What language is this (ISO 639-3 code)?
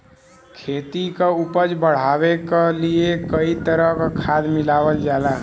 bho